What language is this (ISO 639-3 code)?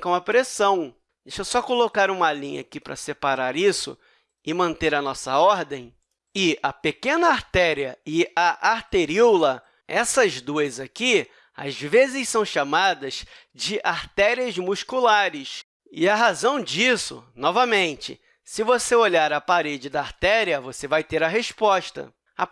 por